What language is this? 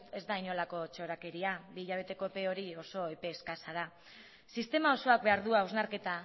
Basque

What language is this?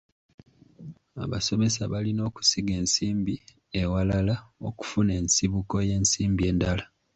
Ganda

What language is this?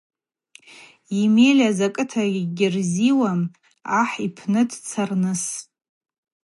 Abaza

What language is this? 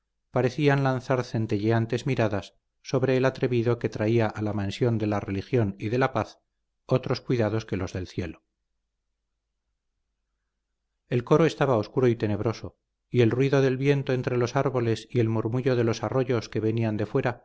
Spanish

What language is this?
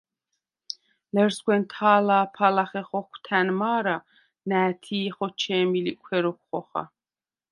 Svan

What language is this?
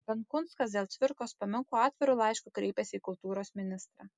Lithuanian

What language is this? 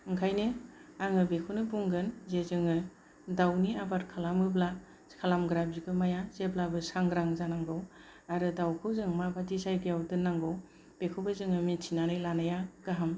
Bodo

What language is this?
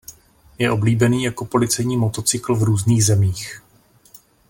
Czech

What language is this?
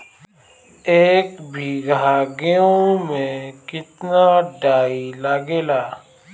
Bhojpuri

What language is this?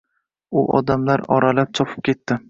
Uzbek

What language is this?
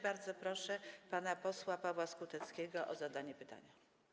Polish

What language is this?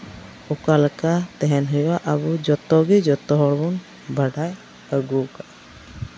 Santali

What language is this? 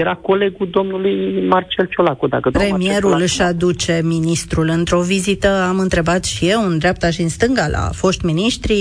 Romanian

